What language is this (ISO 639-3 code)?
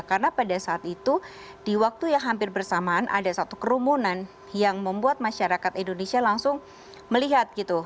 ind